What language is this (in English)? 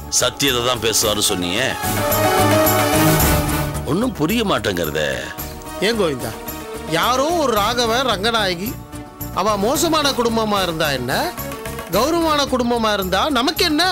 Tamil